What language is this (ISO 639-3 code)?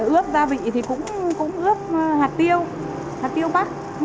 vie